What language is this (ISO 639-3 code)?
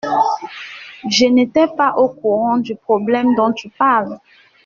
fra